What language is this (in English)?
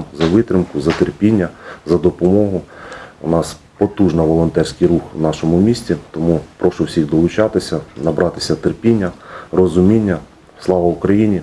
Ukrainian